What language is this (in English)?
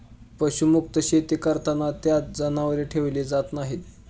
Marathi